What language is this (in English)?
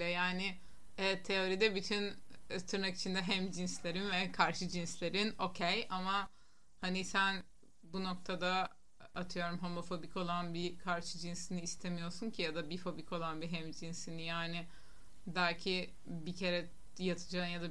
Turkish